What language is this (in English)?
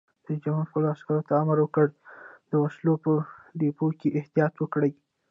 Pashto